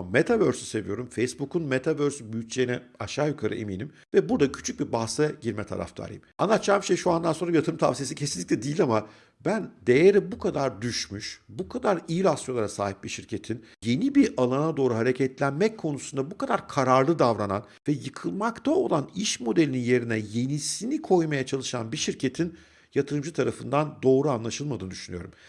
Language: Turkish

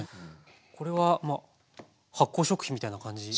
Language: Japanese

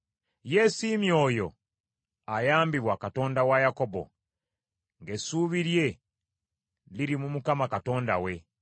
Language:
Ganda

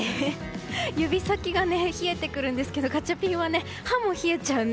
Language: Japanese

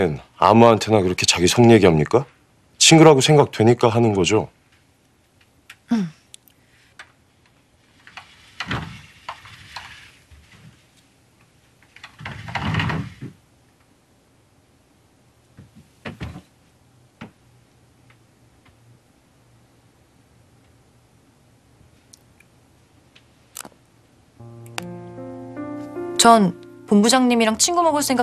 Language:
Korean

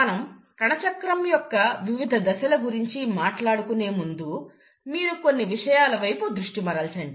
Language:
Telugu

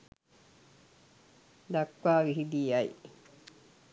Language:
Sinhala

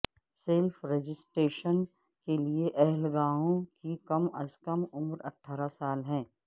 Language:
Urdu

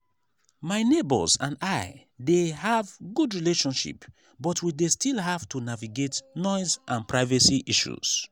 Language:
Nigerian Pidgin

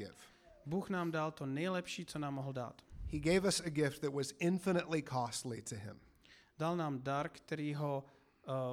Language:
Czech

